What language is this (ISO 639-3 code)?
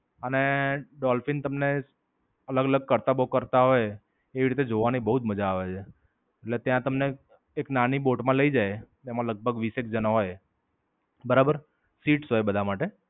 guj